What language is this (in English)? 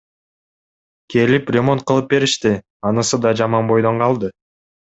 Kyrgyz